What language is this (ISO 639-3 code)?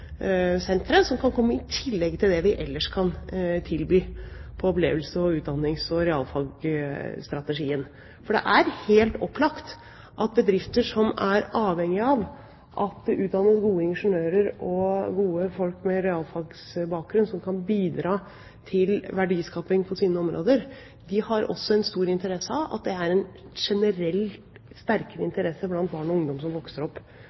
nob